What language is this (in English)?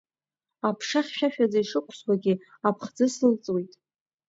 Abkhazian